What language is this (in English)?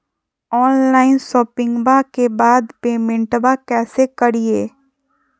Magahi